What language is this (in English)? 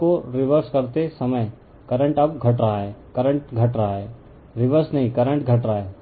Hindi